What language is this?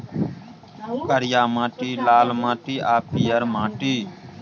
Maithili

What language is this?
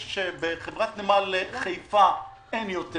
Hebrew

